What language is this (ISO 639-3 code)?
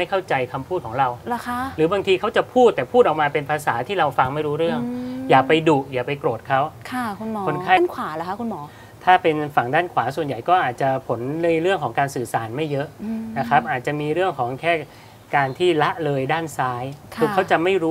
tha